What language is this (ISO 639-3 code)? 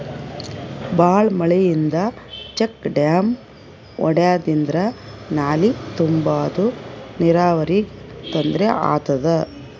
kan